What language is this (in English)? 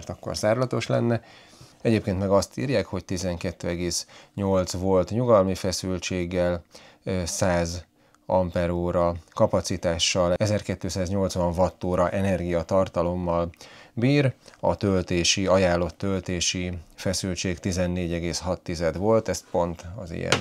Hungarian